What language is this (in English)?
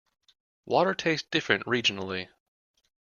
English